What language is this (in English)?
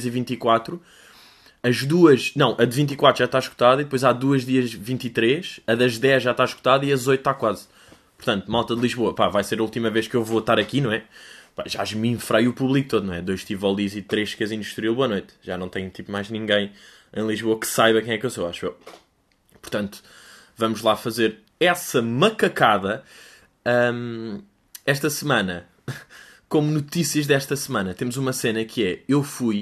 Portuguese